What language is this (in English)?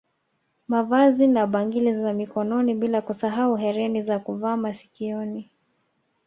Swahili